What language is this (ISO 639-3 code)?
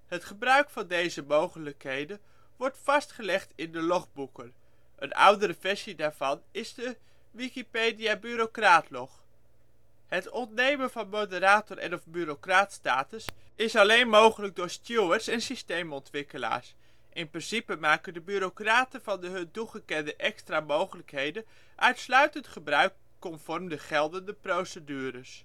nld